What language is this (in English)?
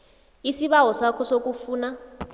South Ndebele